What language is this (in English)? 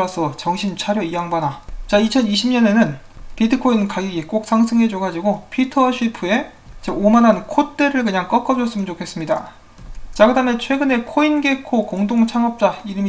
Korean